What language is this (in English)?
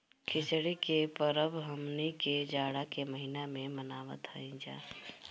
Bhojpuri